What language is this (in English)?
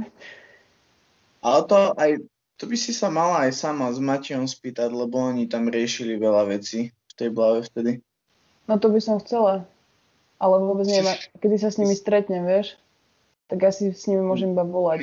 Slovak